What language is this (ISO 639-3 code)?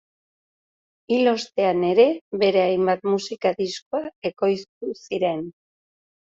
eus